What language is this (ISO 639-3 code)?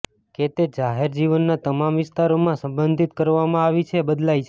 guj